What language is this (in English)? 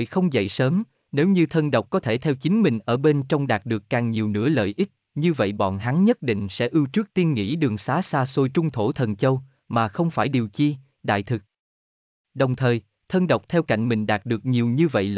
Vietnamese